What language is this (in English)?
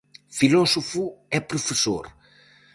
Galician